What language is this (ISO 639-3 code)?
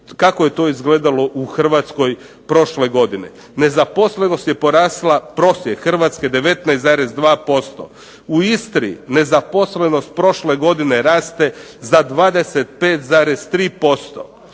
hrv